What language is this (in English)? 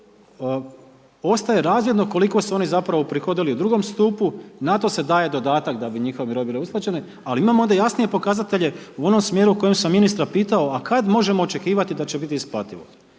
Croatian